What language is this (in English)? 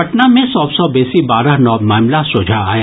Maithili